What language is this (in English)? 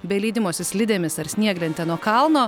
Lithuanian